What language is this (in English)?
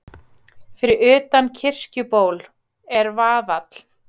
Icelandic